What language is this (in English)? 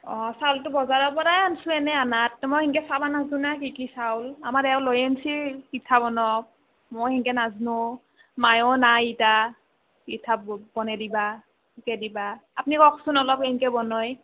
Assamese